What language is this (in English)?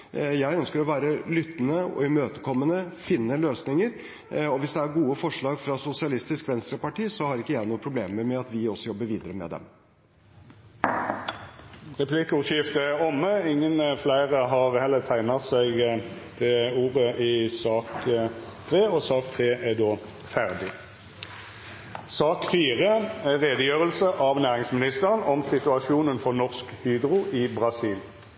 Norwegian